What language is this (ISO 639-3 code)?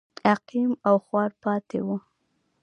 pus